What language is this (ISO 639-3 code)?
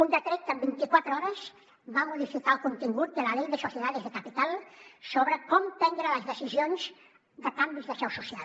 cat